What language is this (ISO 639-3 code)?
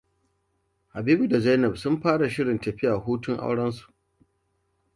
hau